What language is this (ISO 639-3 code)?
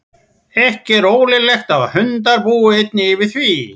isl